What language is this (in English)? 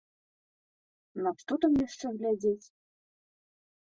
Belarusian